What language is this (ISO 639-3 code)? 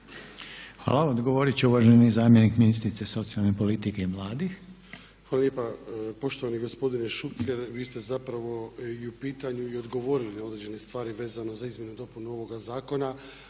hrv